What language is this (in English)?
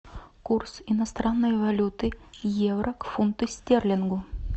Russian